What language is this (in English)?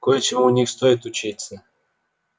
Russian